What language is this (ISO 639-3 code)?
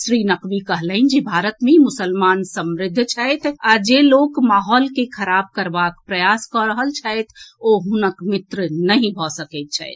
mai